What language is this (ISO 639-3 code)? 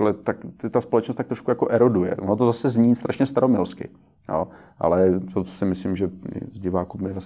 ces